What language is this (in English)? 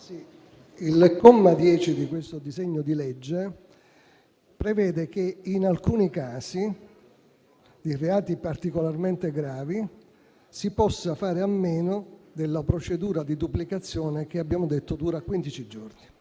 Italian